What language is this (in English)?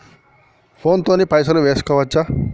Telugu